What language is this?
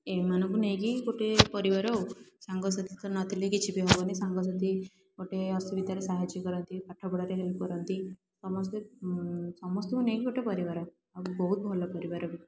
Odia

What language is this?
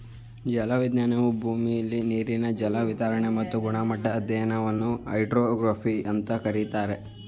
Kannada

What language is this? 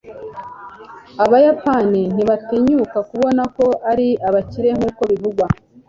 Kinyarwanda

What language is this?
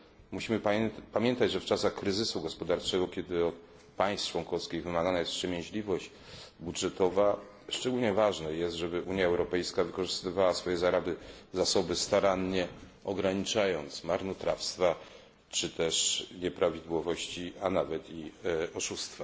Polish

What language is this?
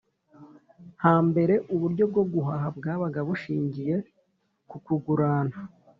Kinyarwanda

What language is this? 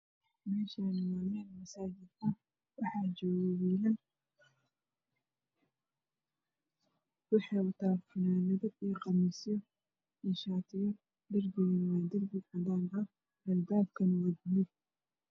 Somali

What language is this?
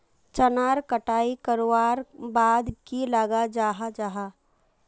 Magahi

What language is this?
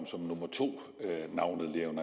Danish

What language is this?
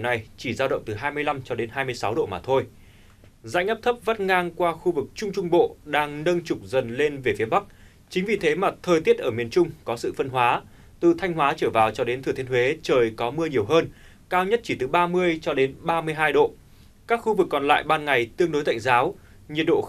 Vietnamese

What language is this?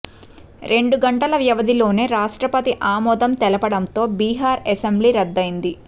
Telugu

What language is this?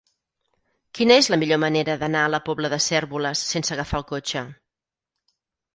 Catalan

